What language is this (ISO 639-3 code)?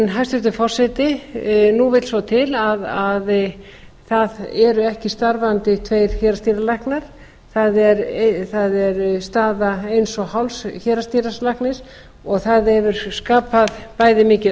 isl